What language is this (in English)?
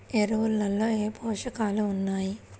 Telugu